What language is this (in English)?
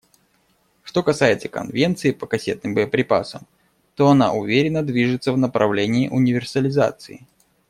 Russian